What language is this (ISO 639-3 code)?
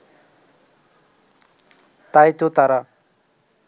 ben